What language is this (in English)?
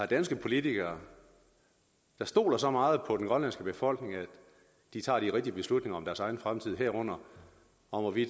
Danish